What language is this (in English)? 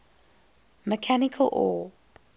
English